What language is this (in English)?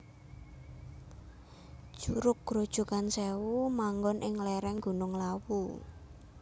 Javanese